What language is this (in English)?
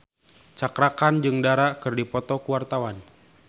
Sundanese